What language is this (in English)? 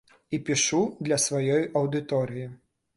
Belarusian